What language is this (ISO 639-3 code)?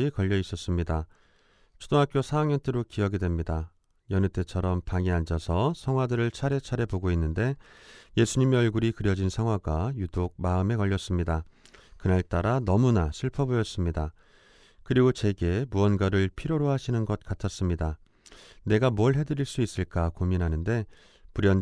kor